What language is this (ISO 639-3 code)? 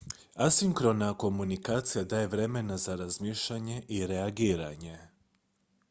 hrv